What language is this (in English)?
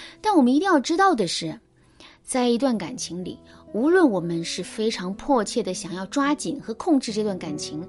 Chinese